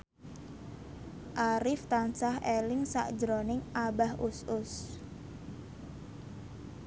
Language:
Javanese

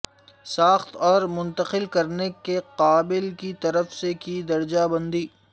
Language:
Urdu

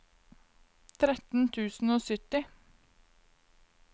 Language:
Norwegian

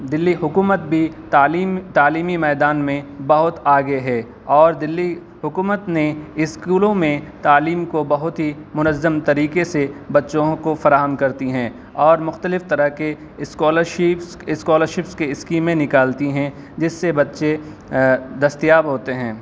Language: Urdu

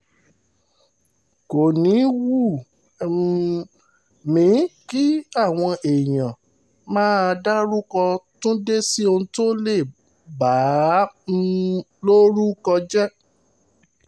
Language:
Yoruba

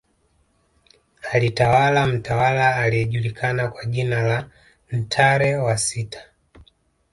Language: Swahili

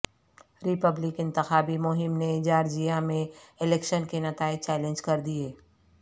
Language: Urdu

